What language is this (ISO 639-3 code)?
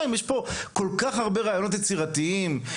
heb